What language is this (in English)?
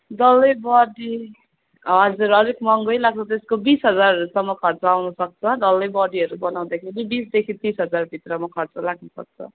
Nepali